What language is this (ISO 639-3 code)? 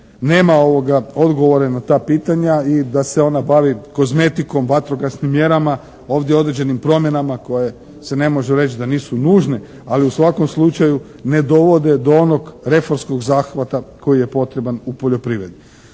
hrv